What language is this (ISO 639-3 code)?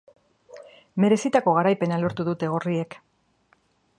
eus